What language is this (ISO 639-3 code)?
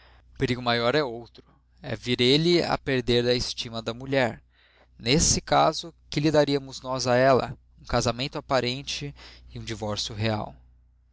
por